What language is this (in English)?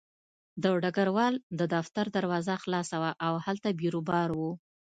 Pashto